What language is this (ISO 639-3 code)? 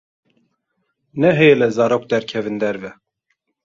kur